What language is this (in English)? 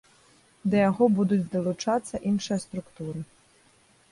Belarusian